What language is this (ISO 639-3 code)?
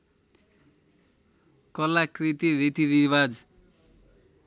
nep